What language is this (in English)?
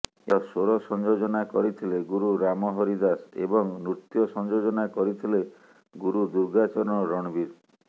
Odia